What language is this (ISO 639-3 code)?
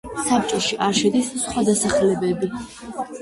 kat